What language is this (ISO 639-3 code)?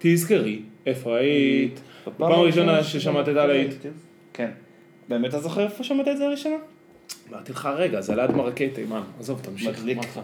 heb